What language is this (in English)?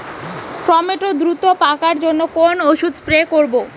Bangla